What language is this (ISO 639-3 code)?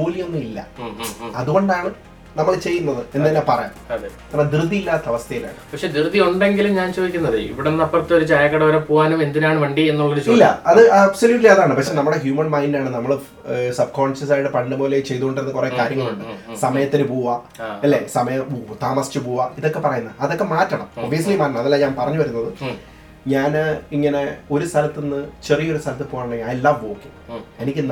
mal